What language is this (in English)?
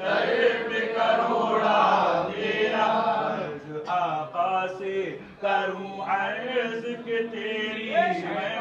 Arabic